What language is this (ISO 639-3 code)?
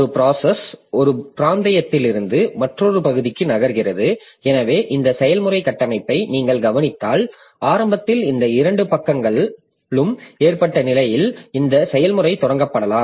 tam